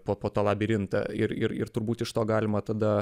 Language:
Lithuanian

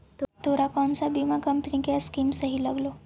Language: Magahi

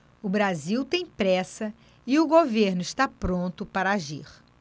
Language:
Portuguese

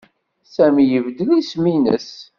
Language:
Kabyle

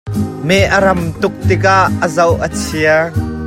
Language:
Hakha Chin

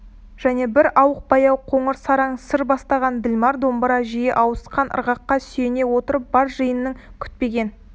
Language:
Kazakh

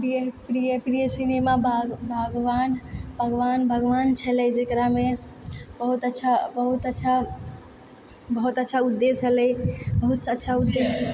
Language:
Maithili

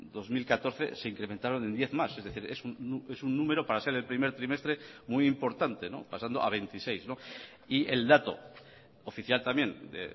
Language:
Spanish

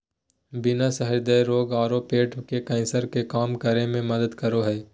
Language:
Magahi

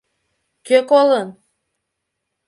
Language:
Mari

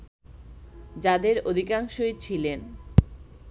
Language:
Bangla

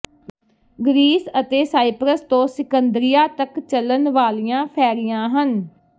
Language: Punjabi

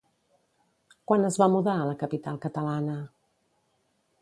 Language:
Catalan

